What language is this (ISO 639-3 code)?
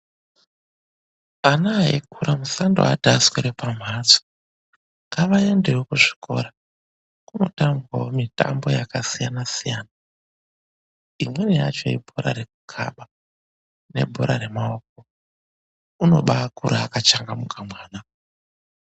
ndc